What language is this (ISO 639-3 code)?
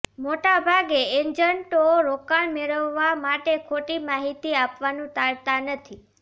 guj